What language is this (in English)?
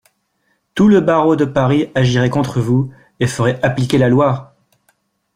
French